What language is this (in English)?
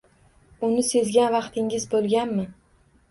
Uzbek